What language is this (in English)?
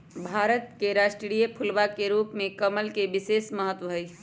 Magahi